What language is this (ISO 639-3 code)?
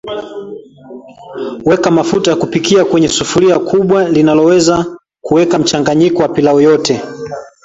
swa